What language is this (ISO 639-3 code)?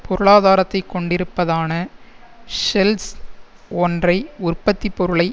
tam